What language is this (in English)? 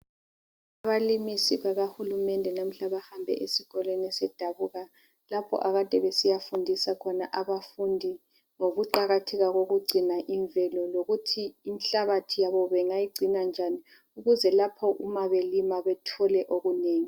North Ndebele